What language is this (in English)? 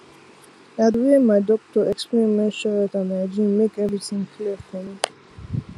Nigerian Pidgin